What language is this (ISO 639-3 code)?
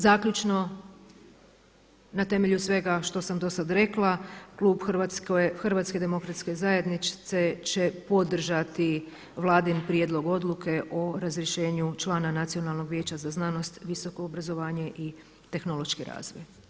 hrv